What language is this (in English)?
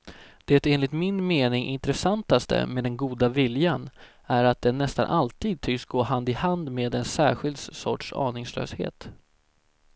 Swedish